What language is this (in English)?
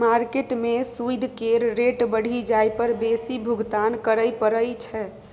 Maithili